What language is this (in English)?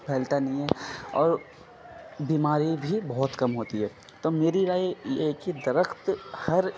Urdu